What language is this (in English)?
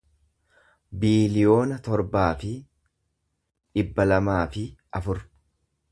Oromo